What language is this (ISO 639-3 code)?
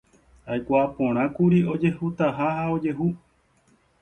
grn